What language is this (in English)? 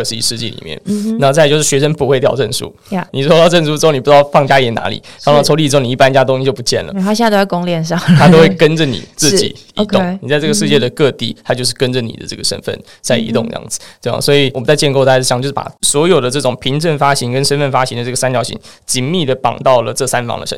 Chinese